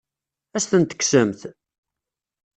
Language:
Kabyle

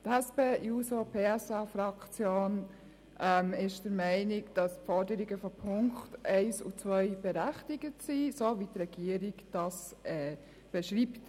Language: Swiss German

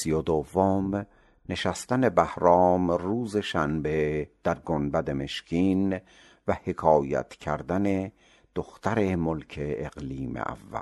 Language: Persian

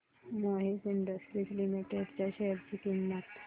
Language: Marathi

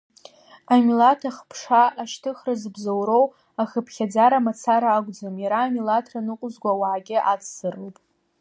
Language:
Abkhazian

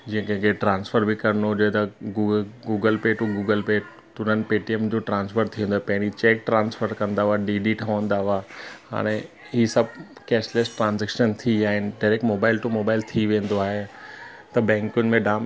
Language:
Sindhi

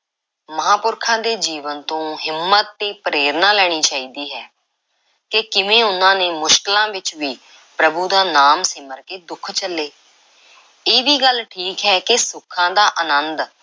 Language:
Punjabi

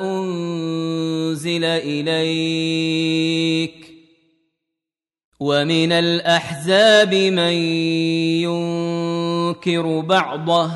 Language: Arabic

